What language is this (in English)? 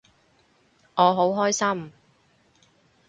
Cantonese